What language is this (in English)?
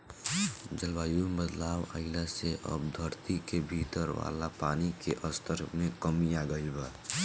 Bhojpuri